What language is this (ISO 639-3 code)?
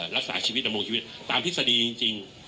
tha